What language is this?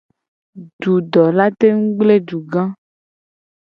Gen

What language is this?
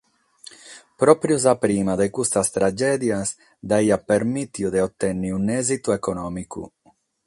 Sardinian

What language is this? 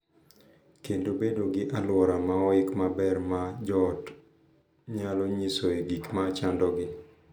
Luo (Kenya and Tanzania)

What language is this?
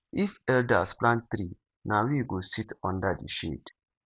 Nigerian Pidgin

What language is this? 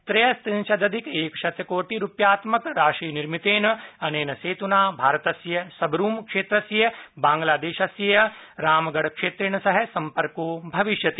Sanskrit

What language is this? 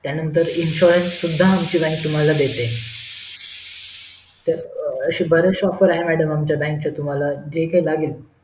Marathi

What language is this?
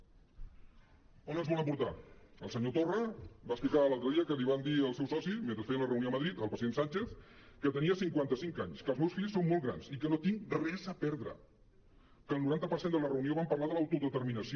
Catalan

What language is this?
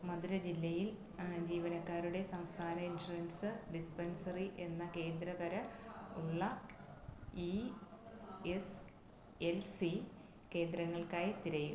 Malayalam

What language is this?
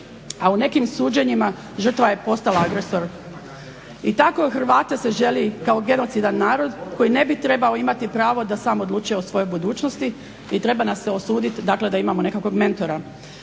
Croatian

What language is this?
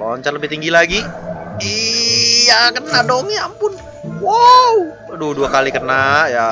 Indonesian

